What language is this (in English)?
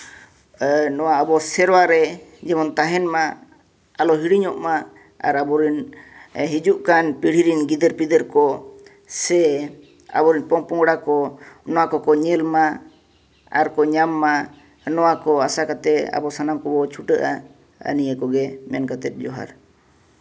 Santali